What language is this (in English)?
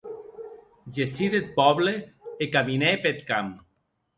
Occitan